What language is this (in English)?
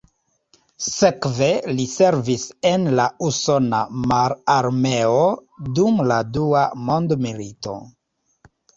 Esperanto